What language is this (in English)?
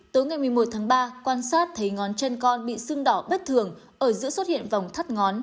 Vietnamese